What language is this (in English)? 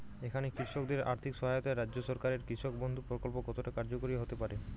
Bangla